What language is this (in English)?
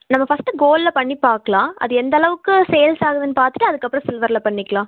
Tamil